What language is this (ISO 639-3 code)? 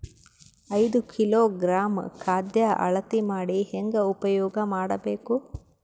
kan